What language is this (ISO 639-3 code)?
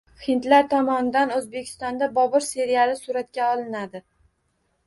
uzb